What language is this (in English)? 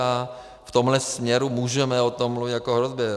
Czech